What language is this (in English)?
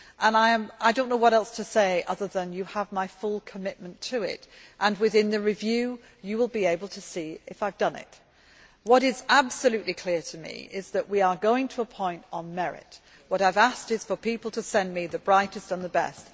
English